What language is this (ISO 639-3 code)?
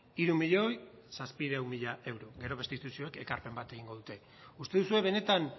eus